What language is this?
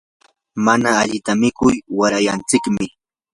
Yanahuanca Pasco Quechua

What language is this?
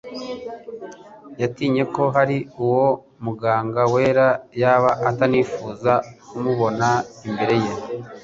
Kinyarwanda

